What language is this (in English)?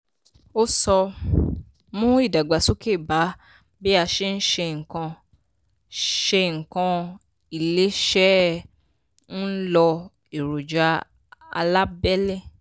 Yoruba